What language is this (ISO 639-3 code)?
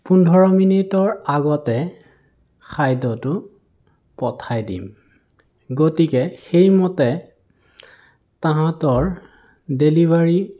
asm